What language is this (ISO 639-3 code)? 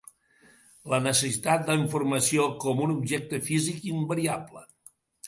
cat